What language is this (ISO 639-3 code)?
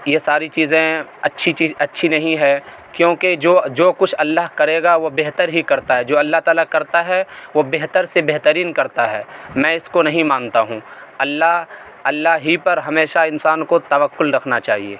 urd